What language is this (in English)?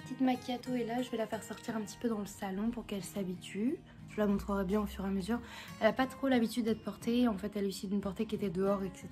French